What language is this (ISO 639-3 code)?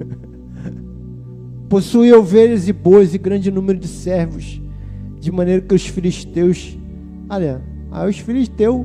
por